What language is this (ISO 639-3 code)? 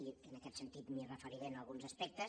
cat